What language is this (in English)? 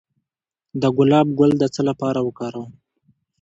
Pashto